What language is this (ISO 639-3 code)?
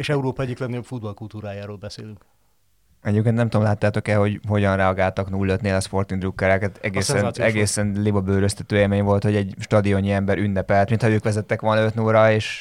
hun